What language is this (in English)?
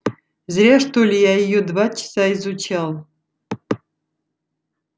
Russian